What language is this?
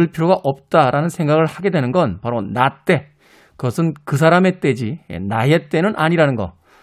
Korean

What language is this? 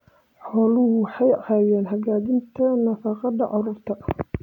Somali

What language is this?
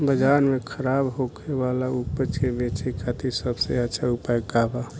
Bhojpuri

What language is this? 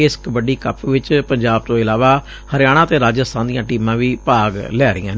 Punjabi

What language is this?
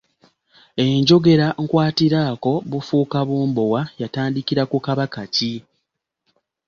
Ganda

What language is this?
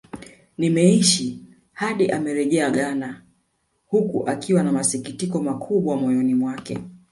Swahili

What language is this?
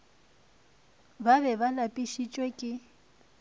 Northern Sotho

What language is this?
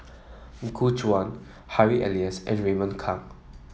English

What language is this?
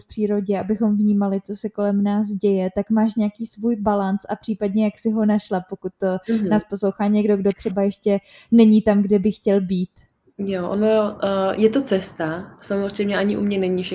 Czech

